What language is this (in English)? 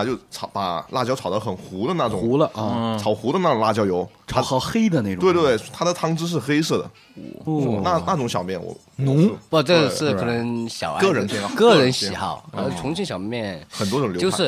Chinese